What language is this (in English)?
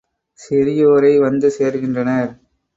Tamil